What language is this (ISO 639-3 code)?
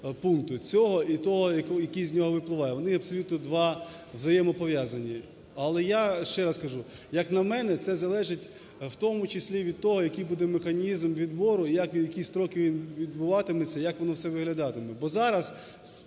ukr